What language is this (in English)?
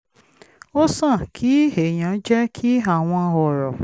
Yoruba